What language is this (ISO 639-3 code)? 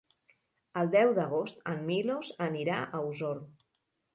cat